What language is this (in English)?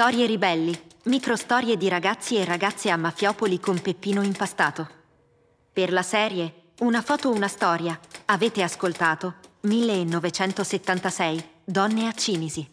Italian